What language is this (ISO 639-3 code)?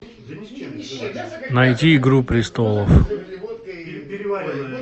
rus